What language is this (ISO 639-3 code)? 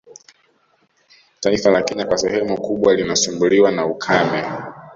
swa